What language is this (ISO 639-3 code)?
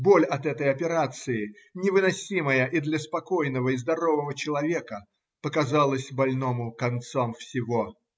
rus